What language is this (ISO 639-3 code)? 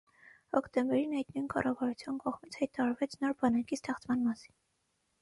hye